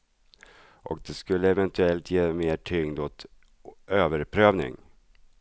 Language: Swedish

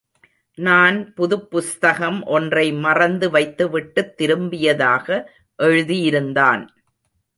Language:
Tamil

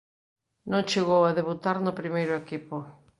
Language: Galician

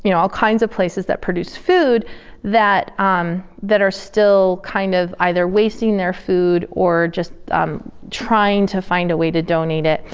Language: English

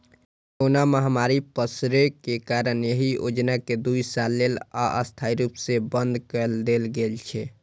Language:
Maithili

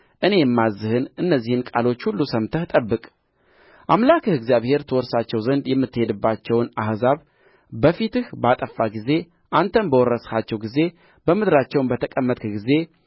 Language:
Amharic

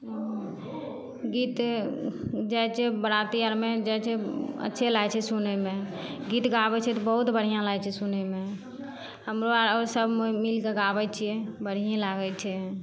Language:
Maithili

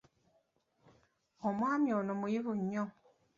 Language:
Ganda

